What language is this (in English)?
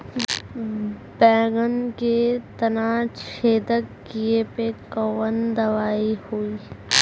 Bhojpuri